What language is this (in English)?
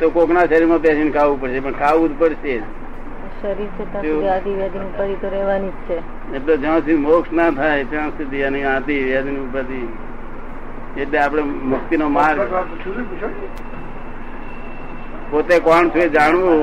Gujarati